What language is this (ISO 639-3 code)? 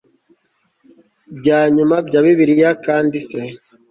kin